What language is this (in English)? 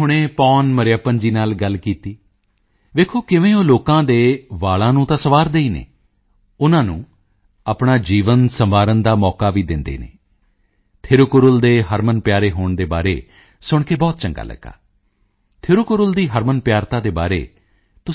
Punjabi